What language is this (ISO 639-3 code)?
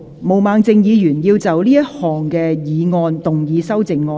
yue